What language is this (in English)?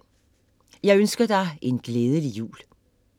Danish